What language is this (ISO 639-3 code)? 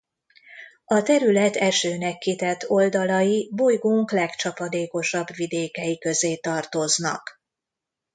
hun